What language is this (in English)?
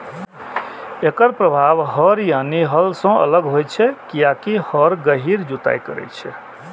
Maithili